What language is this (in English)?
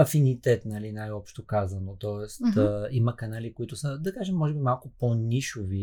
Bulgarian